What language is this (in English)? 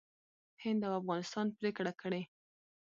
Pashto